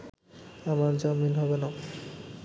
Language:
Bangla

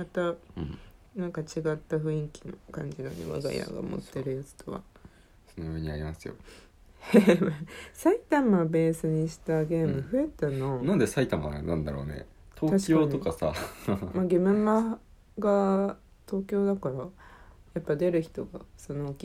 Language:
Japanese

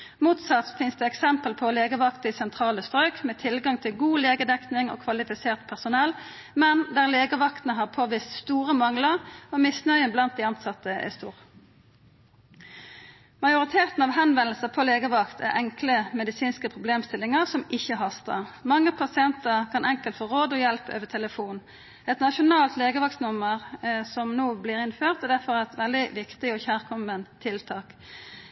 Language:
Norwegian Nynorsk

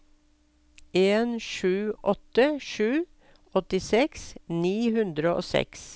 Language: Norwegian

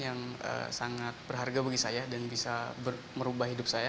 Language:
Indonesian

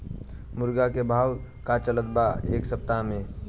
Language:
Bhojpuri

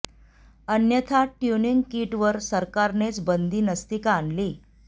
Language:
Marathi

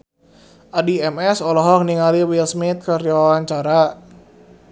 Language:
Sundanese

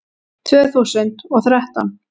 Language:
Icelandic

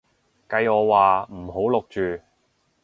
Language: Cantonese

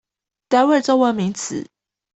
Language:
Chinese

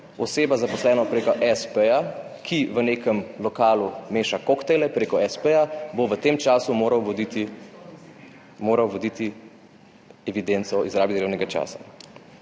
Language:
Slovenian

